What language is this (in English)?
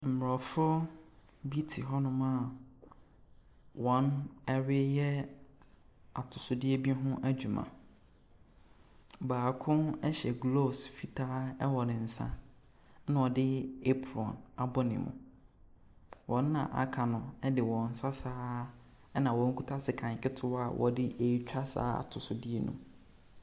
Akan